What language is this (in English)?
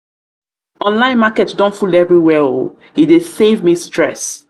Nigerian Pidgin